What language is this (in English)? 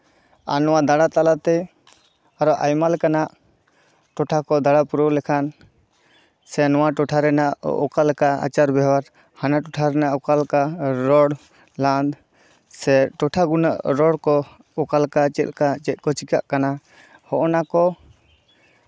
Santali